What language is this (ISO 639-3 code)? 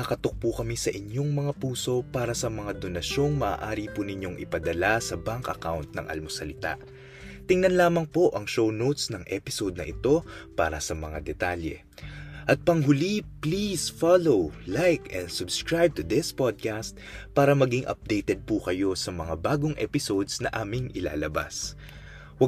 fil